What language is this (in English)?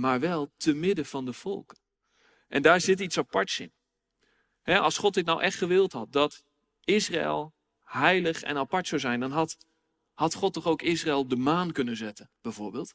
Dutch